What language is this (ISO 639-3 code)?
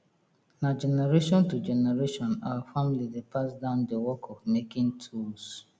pcm